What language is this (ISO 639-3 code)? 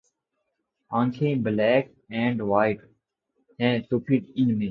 urd